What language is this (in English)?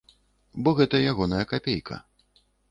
Belarusian